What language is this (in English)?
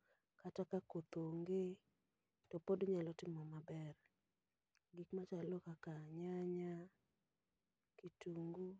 Luo (Kenya and Tanzania)